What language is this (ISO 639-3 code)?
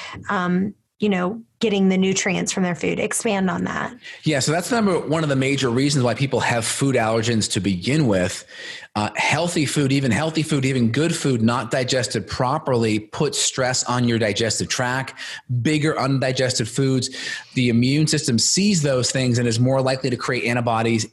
eng